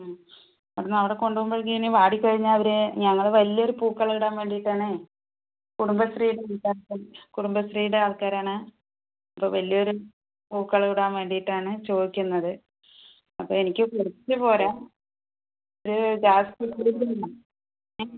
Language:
Malayalam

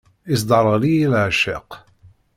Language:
Kabyle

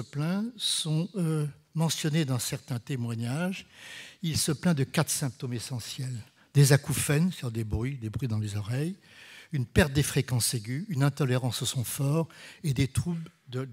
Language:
French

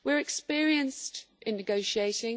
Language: English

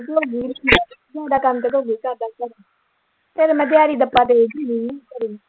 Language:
Punjabi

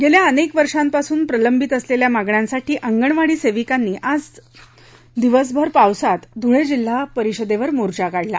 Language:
Marathi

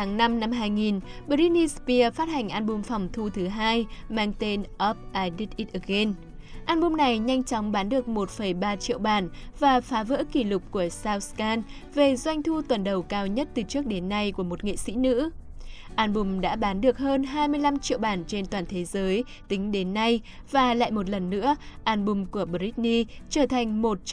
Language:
Vietnamese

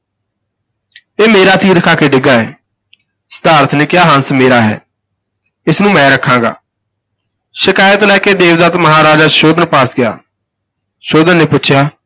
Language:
Punjabi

